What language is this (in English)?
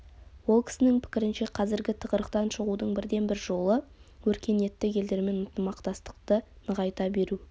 Kazakh